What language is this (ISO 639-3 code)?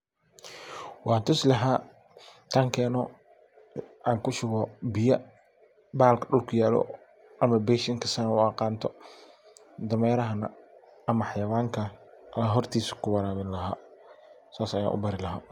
som